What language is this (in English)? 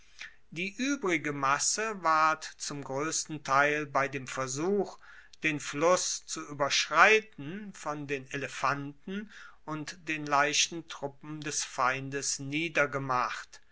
German